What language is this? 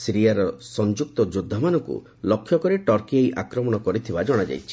Odia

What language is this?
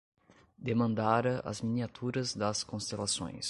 Portuguese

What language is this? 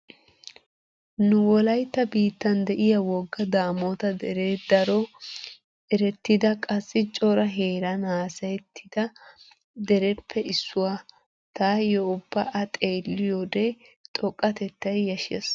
Wolaytta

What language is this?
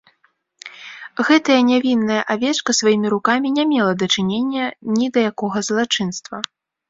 Belarusian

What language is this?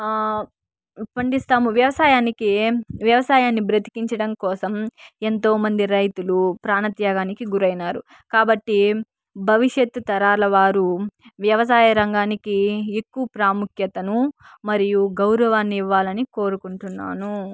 Telugu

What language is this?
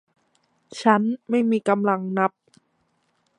Thai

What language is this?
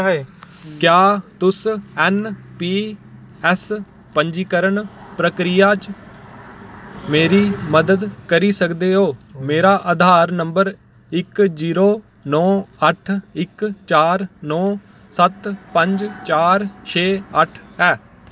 Dogri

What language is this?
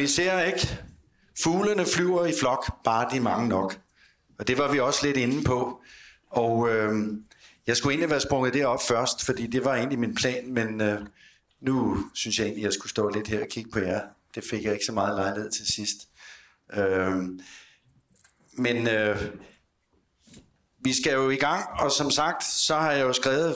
Danish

